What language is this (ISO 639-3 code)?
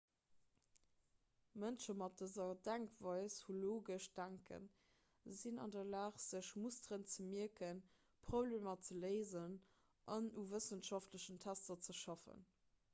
ltz